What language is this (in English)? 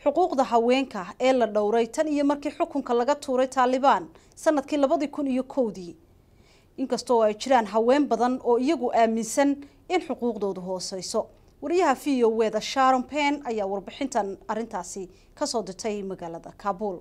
Arabic